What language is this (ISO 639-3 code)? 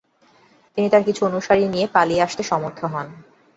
ben